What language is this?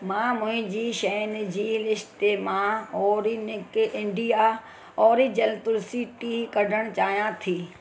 Sindhi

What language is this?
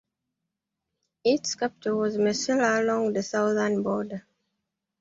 English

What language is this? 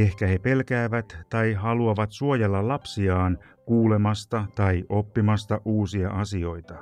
Finnish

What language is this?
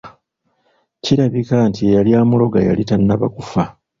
Ganda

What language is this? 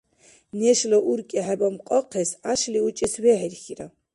Dargwa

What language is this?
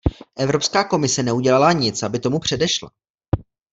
Czech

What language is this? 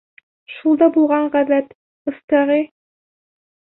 Bashkir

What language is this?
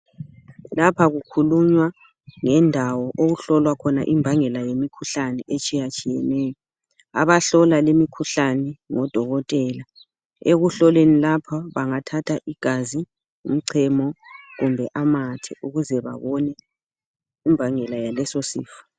North Ndebele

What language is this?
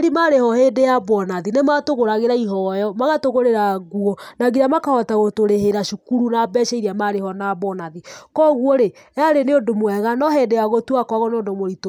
Kikuyu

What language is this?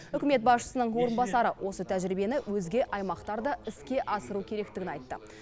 Kazakh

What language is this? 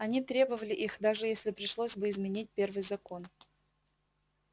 Russian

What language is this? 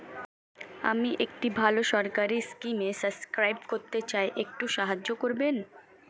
Bangla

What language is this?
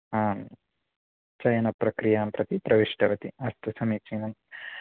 Sanskrit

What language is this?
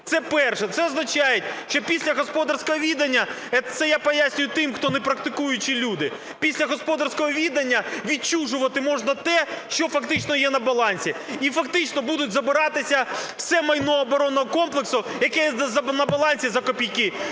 Ukrainian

